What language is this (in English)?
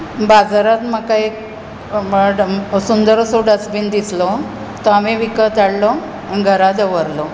Konkani